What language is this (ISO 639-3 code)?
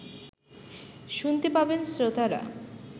ben